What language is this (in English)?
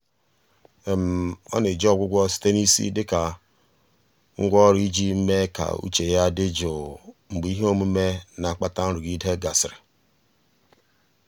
Igbo